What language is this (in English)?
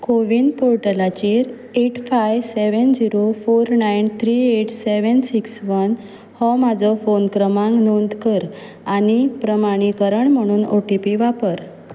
Konkani